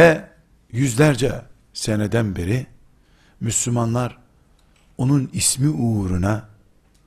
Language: Turkish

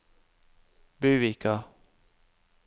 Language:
Norwegian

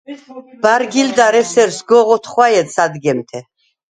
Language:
Svan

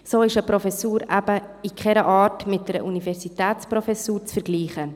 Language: Swiss German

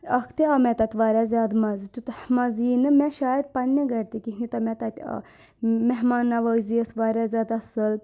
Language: Kashmiri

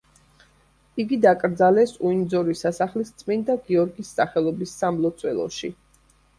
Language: Georgian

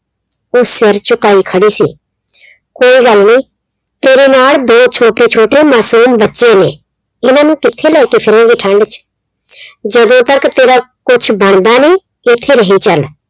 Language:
Punjabi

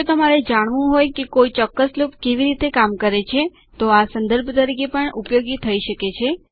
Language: Gujarati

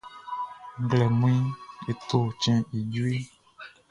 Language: Baoulé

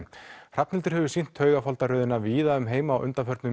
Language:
Icelandic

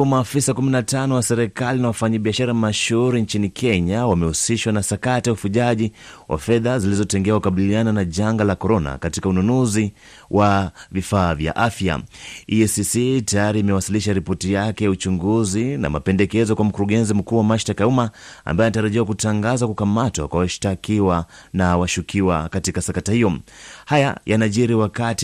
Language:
Swahili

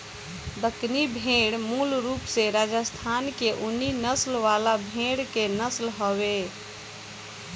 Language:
Bhojpuri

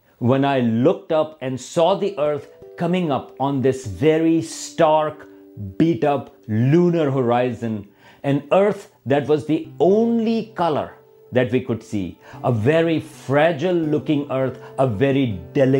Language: Urdu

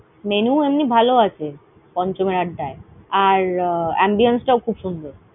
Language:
Bangla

